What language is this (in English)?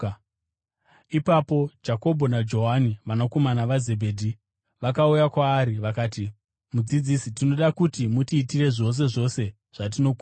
Shona